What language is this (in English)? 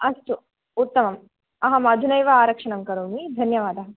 Sanskrit